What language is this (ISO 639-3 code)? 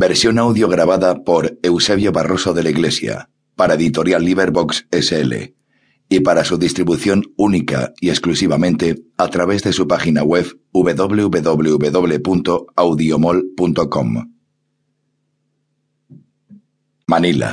spa